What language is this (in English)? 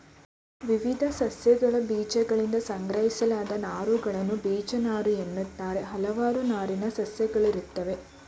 Kannada